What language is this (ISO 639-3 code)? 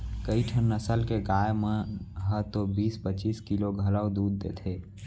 hne